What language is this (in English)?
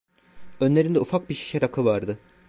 Turkish